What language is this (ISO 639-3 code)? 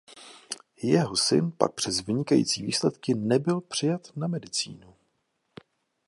ces